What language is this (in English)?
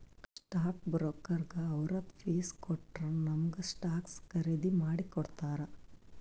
Kannada